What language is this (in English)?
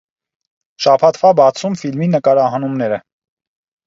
Armenian